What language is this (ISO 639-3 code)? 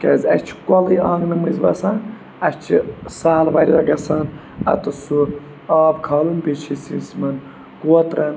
kas